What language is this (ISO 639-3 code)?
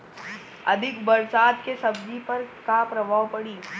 bho